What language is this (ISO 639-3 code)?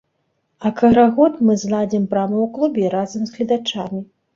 bel